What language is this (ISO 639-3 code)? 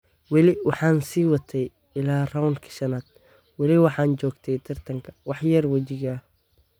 som